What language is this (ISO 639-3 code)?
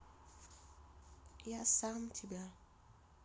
rus